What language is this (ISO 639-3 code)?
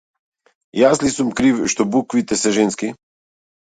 mkd